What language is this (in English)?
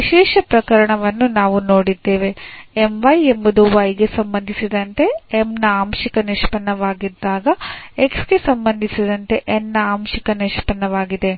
Kannada